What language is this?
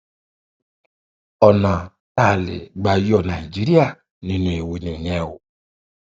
Yoruba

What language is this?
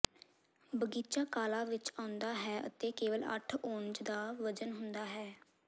Punjabi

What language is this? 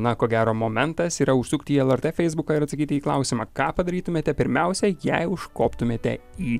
Lithuanian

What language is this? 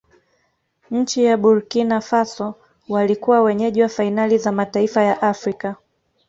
Swahili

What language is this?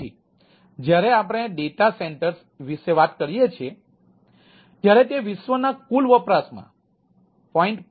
Gujarati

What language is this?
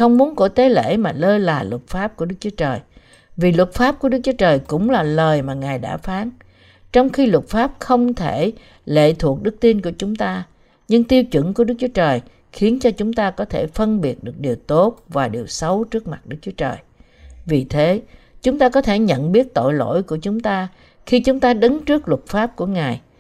Vietnamese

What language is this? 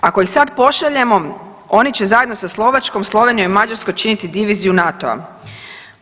Croatian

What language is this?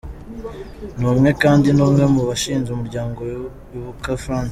Kinyarwanda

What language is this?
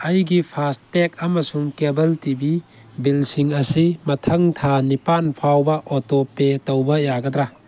Manipuri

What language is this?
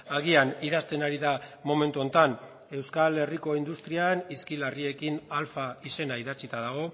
Basque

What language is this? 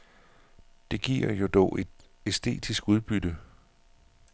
Danish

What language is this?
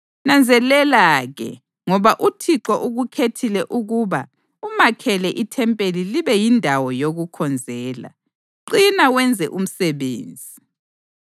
North Ndebele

